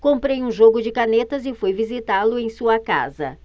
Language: Portuguese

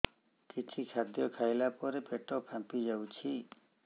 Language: Odia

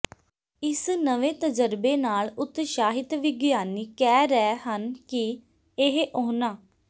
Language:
Punjabi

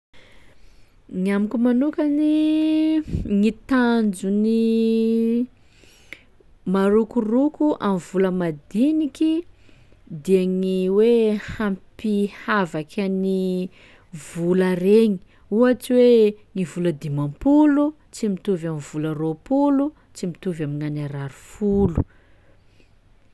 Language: Sakalava Malagasy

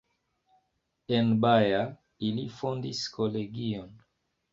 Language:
Esperanto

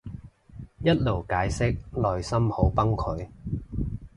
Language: Cantonese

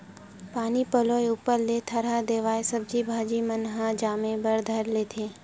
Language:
Chhattisgarhi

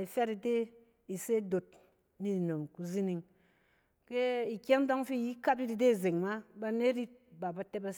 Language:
Cen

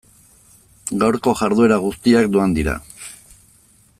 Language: Basque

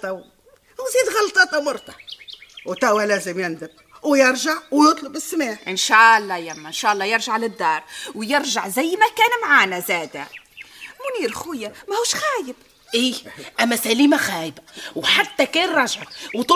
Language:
Arabic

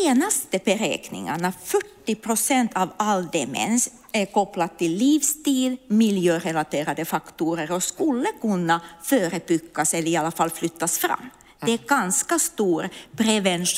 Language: Swedish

